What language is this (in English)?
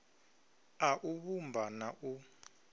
Venda